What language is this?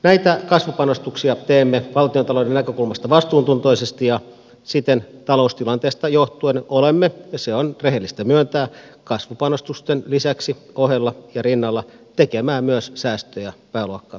Finnish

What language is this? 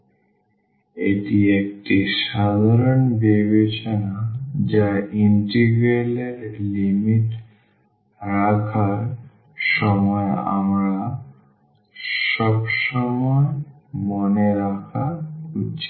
Bangla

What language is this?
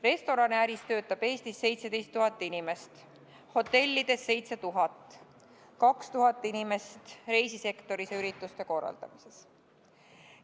Estonian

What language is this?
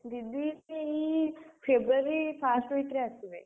Odia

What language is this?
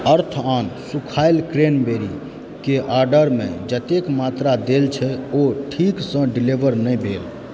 Maithili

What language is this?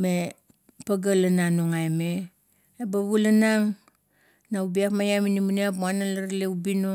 Kuot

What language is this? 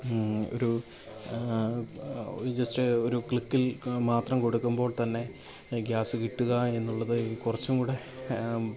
Malayalam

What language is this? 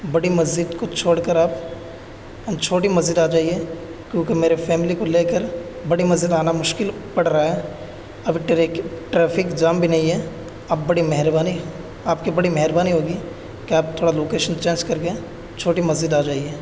Urdu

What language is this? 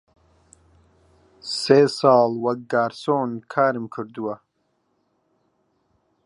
Central Kurdish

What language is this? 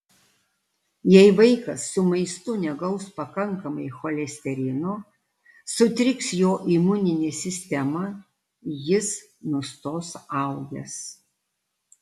Lithuanian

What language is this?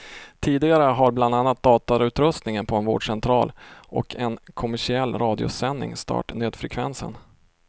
Swedish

